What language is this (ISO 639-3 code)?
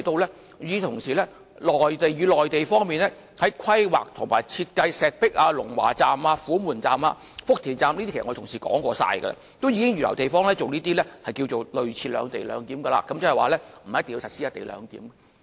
yue